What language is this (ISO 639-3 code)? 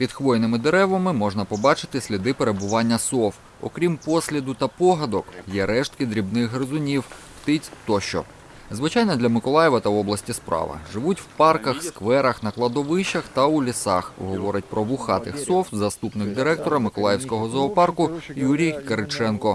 ukr